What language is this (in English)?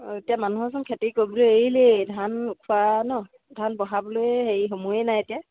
Assamese